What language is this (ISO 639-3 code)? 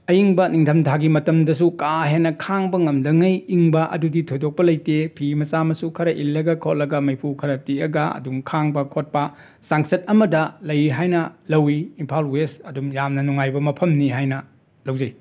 mni